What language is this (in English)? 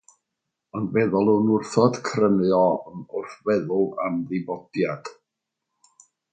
Welsh